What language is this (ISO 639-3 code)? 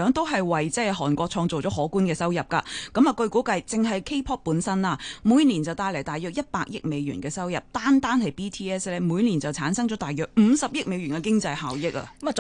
zho